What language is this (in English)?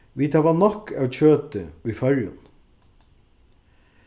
Faroese